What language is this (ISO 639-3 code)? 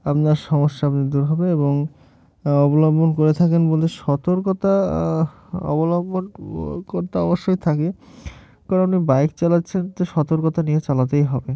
ben